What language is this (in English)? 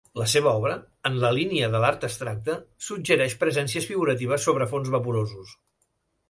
Catalan